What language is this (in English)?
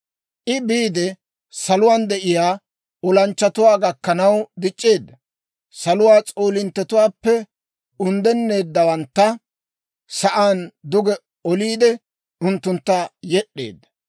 Dawro